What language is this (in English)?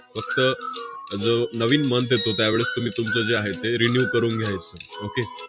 Marathi